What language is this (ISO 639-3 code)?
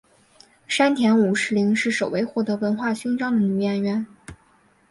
zho